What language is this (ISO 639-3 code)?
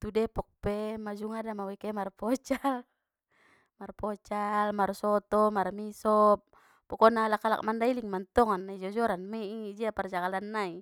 btm